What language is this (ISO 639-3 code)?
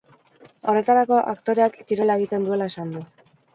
eus